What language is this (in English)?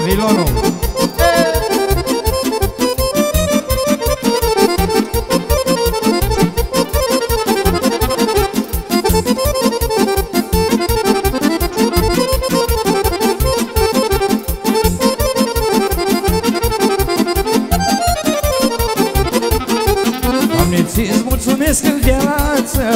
Romanian